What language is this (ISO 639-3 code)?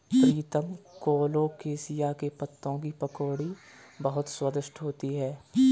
hin